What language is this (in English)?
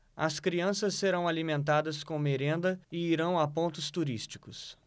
Portuguese